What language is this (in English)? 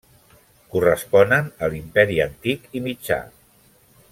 Catalan